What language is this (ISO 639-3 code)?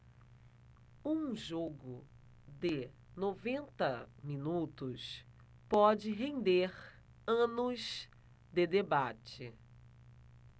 por